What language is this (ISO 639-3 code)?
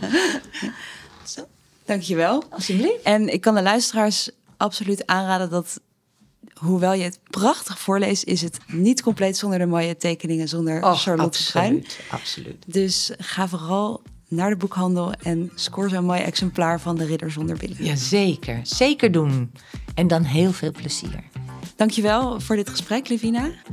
nld